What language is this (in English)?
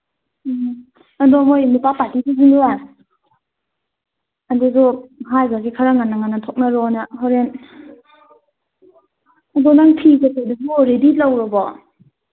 Manipuri